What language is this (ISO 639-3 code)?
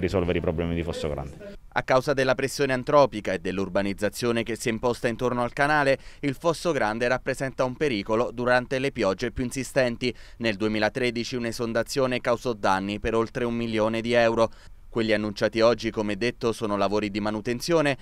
ita